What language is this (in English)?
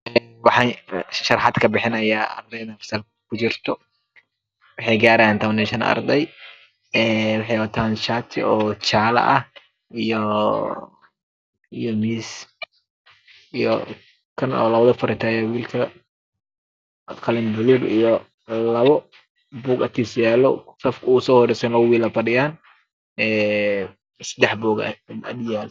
Somali